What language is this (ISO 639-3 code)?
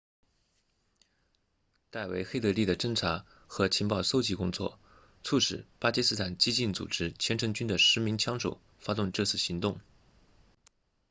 zho